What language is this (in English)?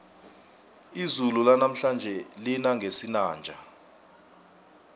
South Ndebele